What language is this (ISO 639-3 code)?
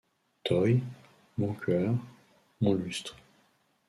fra